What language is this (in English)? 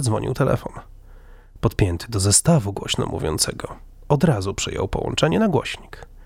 Polish